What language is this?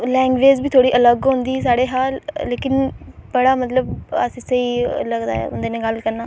Dogri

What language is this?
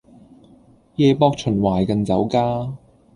Cantonese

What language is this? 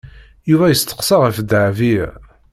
Kabyle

